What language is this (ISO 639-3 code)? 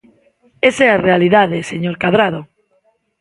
glg